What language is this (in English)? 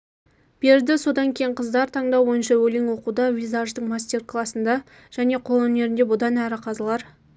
Kazakh